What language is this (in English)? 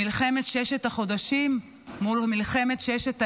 Hebrew